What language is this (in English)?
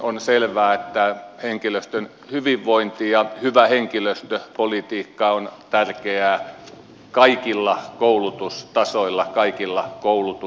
Finnish